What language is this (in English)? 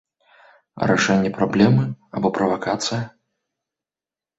Belarusian